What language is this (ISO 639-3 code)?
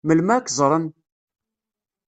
kab